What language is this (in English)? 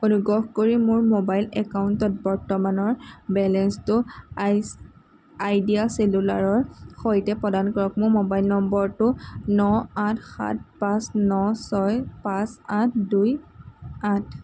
Assamese